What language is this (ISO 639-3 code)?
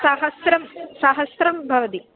san